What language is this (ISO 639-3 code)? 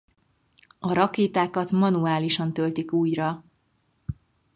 hun